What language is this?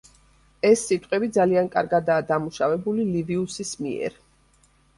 Georgian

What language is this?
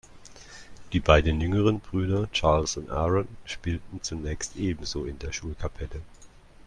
German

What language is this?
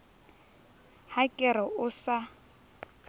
Southern Sotho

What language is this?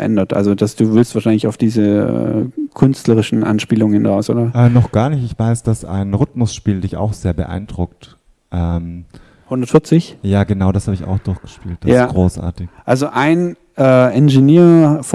German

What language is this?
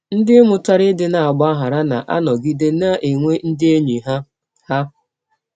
Igbo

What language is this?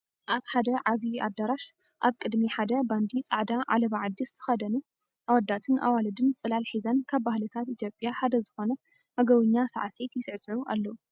Tigrinya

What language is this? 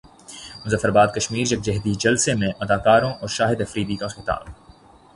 Urdu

